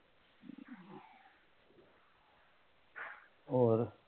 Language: Punjabi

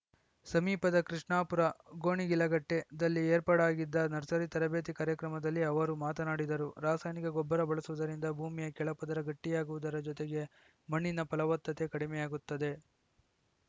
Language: Kannada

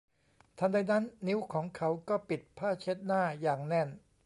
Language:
Thai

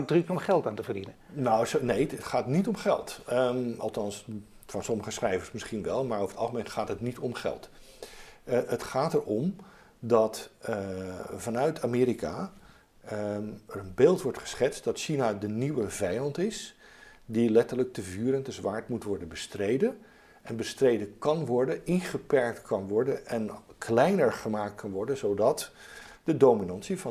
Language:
Dutch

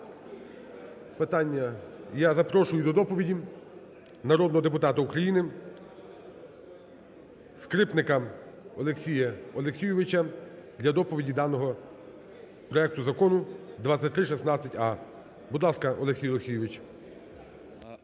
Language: Ukrainian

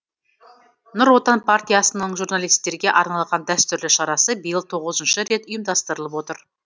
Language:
Kazakh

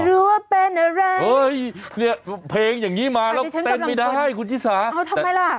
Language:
Thai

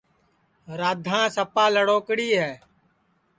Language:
Sansi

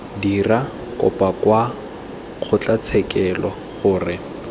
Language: Tswana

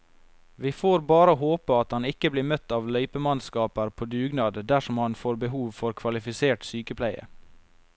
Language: Norwegian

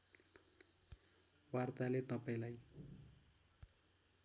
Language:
Nepali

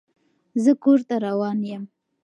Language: Pashto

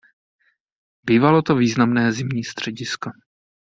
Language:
Czech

